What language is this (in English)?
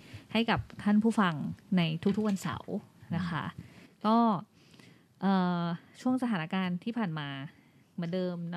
Thai